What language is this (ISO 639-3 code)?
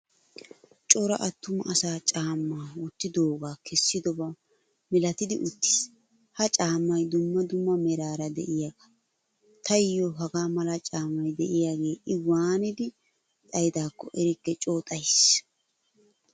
wal